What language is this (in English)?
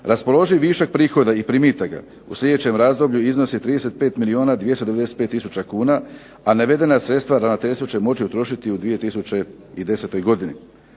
Croatian